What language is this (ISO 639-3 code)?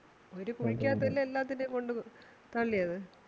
mal